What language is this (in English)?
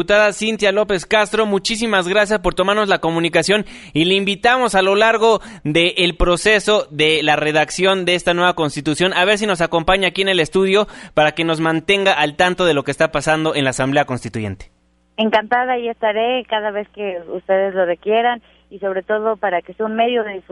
Spanish